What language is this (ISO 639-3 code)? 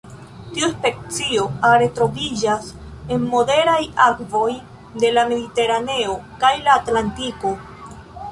epo